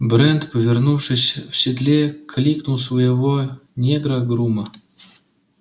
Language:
Russian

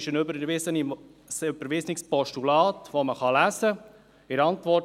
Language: Swiss German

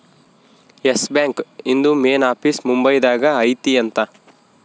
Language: Kannada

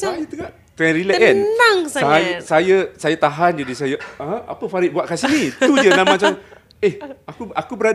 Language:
Malay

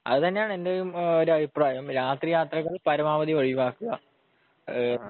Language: Malayalam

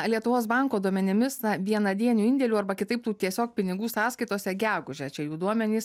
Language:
Lithuanian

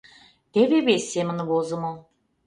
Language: Mari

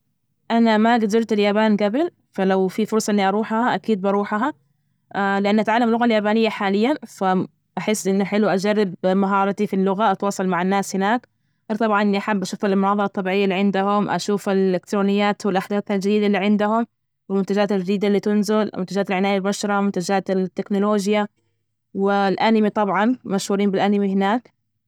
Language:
Najdi Arabic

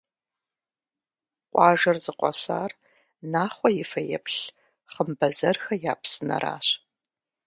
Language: Kabardian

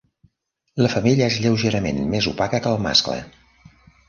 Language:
Catalan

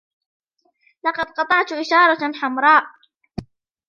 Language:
Arabic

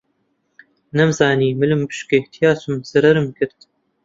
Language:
Central Kurdish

